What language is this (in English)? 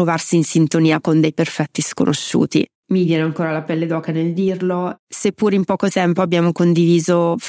Italian